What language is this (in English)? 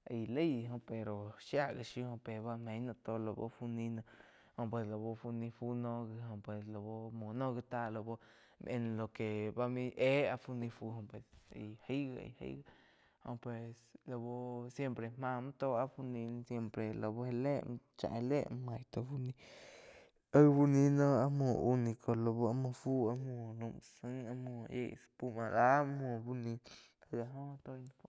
Quiotepec Chinantec